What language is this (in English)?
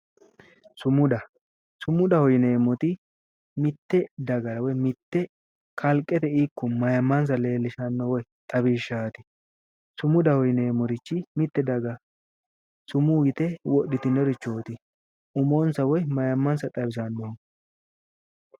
Sidamo